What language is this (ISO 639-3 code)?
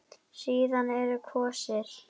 isl